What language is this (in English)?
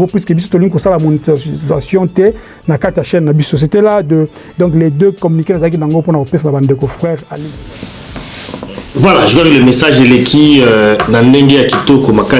French